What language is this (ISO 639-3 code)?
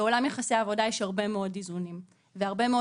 heb